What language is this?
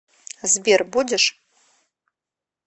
Russian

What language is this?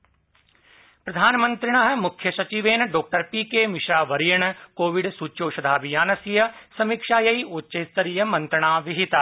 Sanskrit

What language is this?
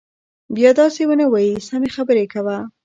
Pashto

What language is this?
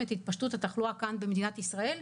Hebrew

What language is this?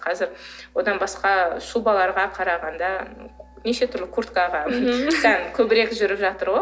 Kazakh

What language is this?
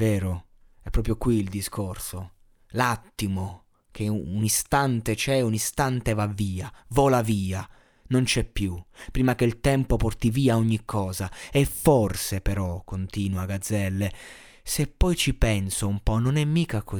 Italian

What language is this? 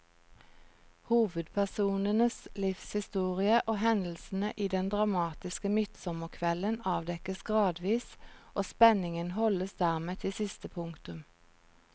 Norwegian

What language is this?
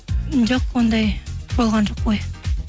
Kazakh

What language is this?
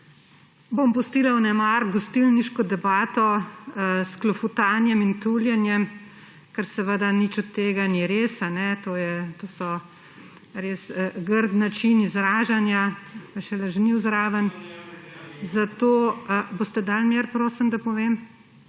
Slovenian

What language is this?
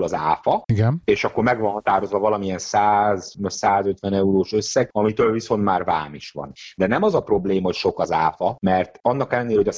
Hungarian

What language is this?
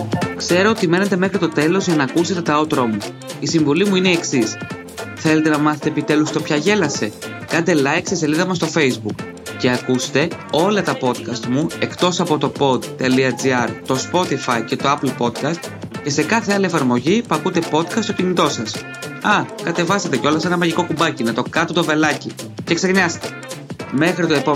Greek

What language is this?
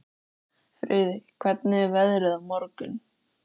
Icelandic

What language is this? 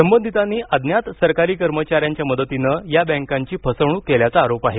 Marathi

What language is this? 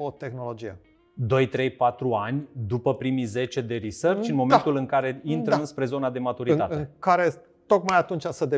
Romanian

